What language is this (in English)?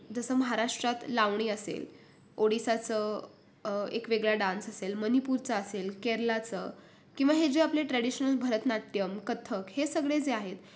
Marathi